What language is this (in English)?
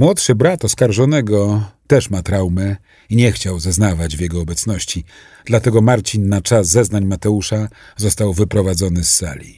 Polish